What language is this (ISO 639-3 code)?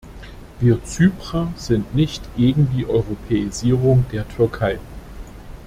deu